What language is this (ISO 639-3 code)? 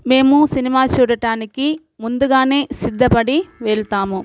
tel